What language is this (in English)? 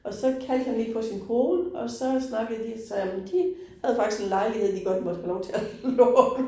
Danish